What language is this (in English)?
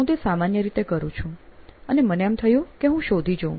Gujarati